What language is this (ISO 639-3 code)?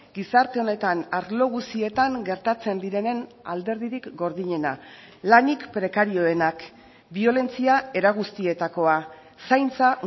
eus